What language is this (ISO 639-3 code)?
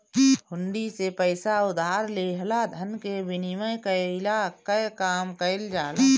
bho